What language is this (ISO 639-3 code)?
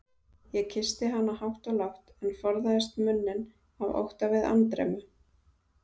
isl